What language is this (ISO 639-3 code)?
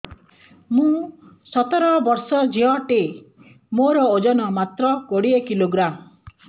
ori